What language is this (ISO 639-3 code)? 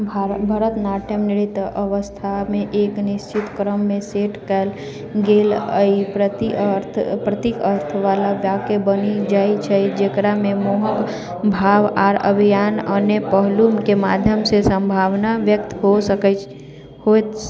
mai